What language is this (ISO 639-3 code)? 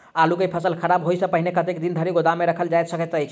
mai